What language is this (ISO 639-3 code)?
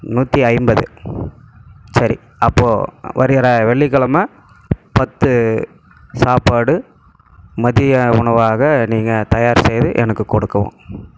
tam